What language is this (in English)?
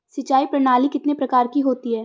Hindi